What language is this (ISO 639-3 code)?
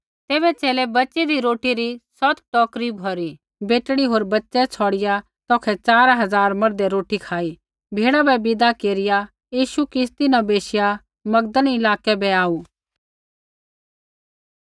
kfx